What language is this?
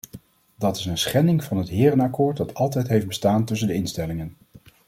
Dutch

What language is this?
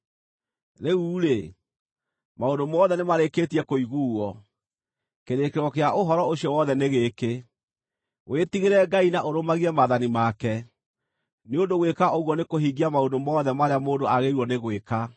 Kikuyu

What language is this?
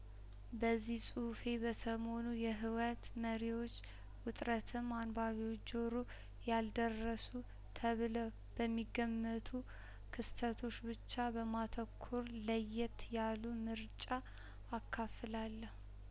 Amharic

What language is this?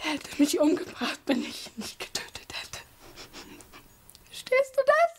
German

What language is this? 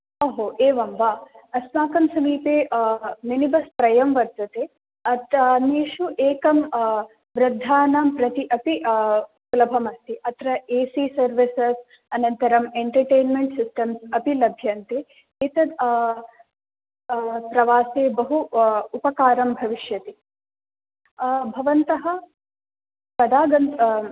Sanskrit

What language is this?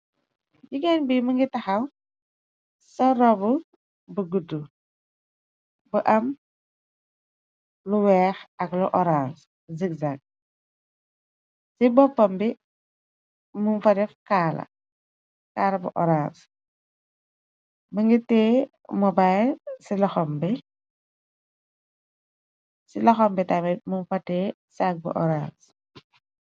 Wolof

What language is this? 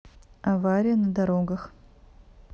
Russian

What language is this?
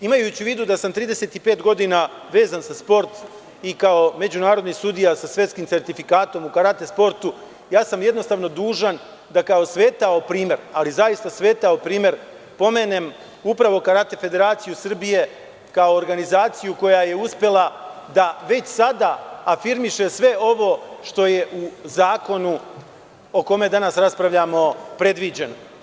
Serbian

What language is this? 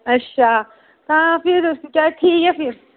Dogri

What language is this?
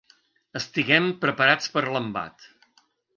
Catalan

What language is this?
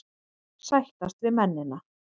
Icelandic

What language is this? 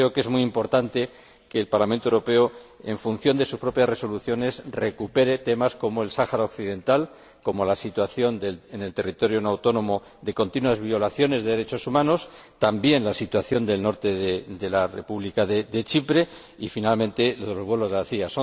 Spanish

